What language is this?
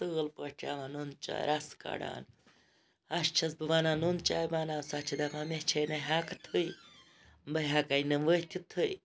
Kashmiri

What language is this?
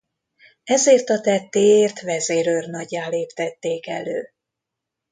Hungarian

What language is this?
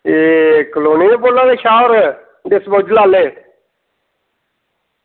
Dogri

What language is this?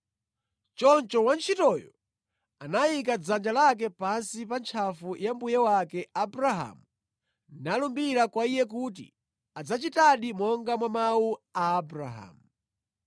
Nyanja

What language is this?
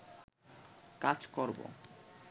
Bangla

